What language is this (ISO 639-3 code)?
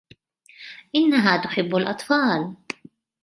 ara